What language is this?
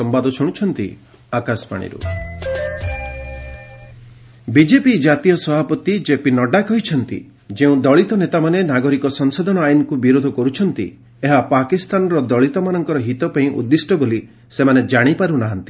Odia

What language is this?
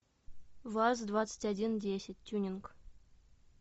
Russian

